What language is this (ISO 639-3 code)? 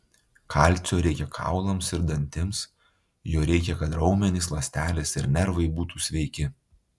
lit